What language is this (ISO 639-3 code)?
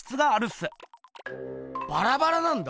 jpn